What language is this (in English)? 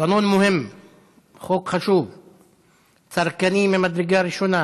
Hebrew